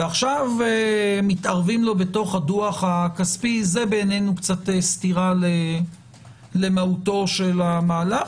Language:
Hebrew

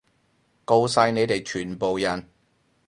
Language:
Cantonese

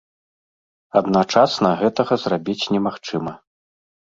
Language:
Belarusian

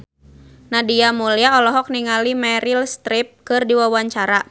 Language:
Sundanese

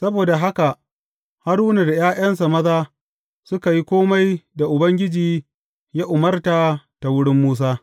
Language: Hausa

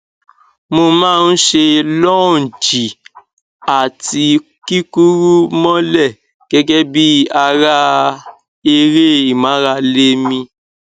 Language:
Yoruba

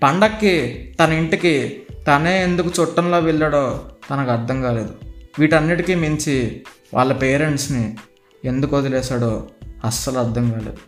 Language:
Telugu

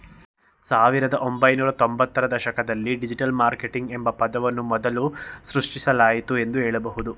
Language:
Kannada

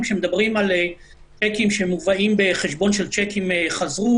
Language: Hebrew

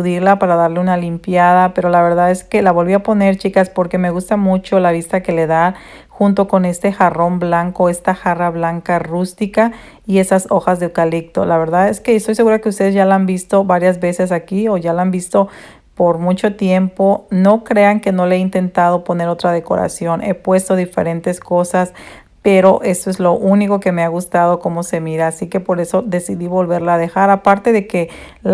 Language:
Spanish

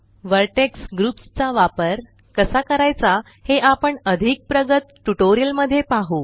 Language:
Marathi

